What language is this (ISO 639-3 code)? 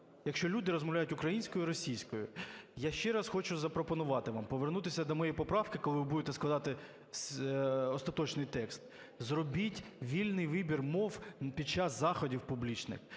ukr